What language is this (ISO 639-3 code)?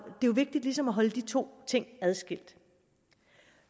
dan